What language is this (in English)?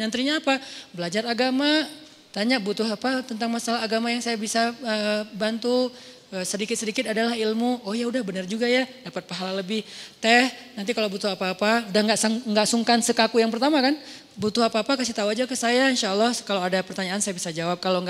Indonesian